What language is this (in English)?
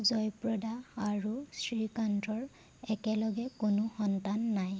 Assamese